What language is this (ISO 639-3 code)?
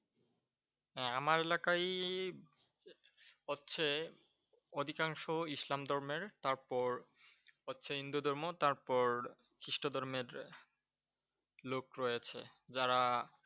ben